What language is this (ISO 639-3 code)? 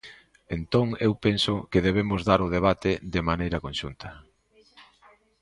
glg